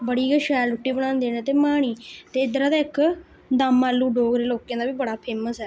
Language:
Dogri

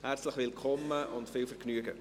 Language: Swiss German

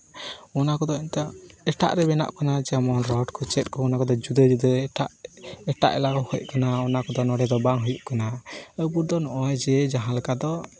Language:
Santali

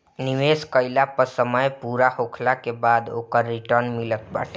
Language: Bhojpuri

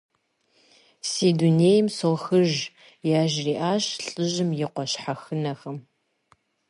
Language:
Kabardian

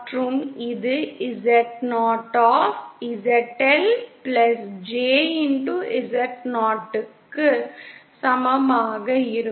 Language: Tamil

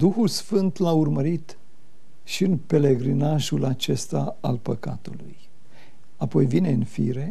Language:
Romanian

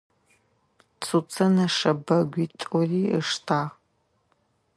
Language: Adyghe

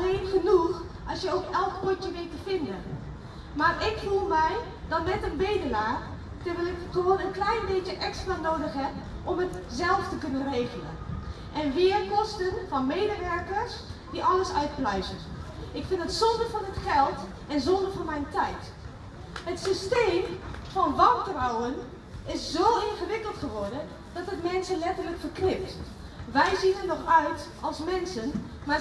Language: Dutch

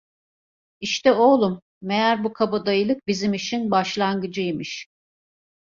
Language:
Turkish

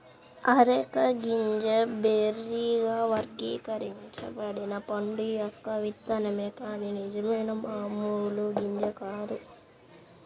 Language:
Telugu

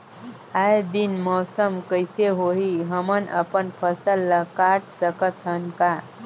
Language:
Chhattisgarhi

